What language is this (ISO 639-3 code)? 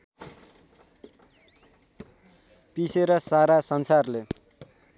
nep